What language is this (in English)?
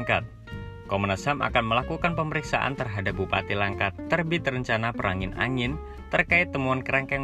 Indonesian